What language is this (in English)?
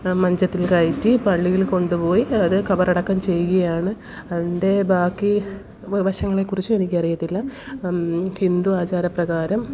Malayalam